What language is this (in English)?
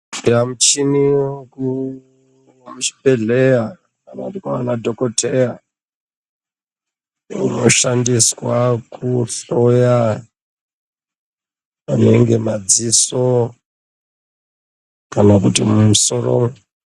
Ndau